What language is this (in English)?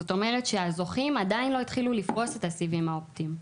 Hebrew